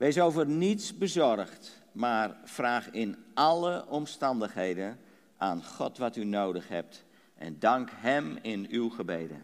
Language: Dutch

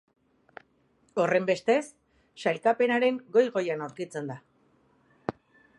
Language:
Basque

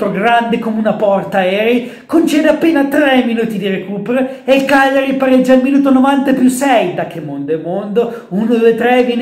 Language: Italian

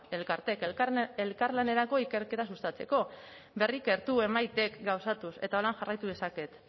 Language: Basque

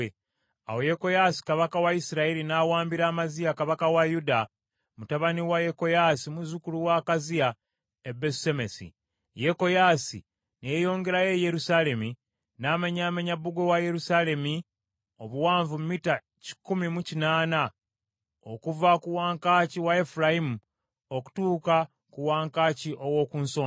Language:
Ganda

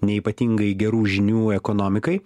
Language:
Lithuanian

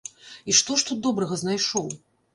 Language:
Belarusian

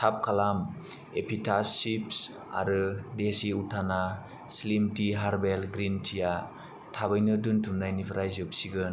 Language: Bodo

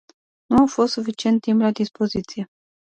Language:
Romanian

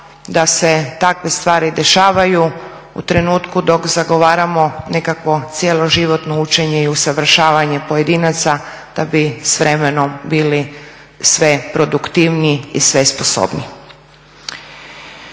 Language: Croatian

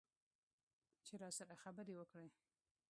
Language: Pashto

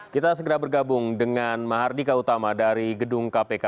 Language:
Indonesian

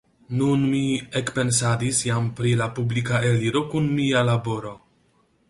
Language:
Esperanto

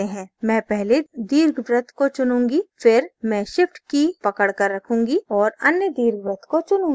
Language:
Hindi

